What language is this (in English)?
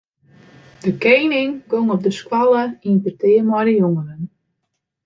Western Frisian